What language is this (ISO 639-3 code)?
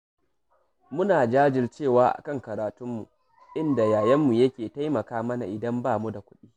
hau